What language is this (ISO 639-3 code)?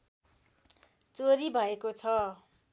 nep